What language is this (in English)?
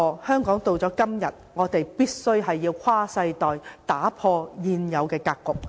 Cantonese